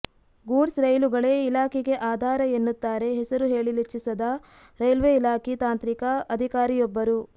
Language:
Kannada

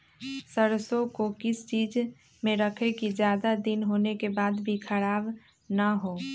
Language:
Magahi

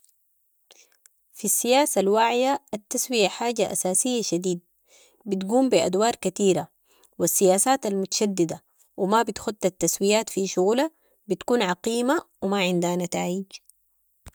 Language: Sudanese Arabic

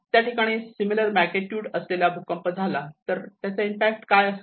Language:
Marathi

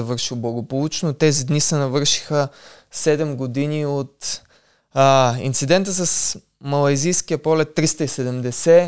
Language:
Bulgarian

